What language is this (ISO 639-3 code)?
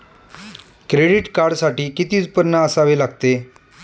mar